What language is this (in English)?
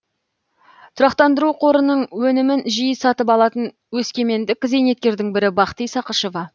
Kazakh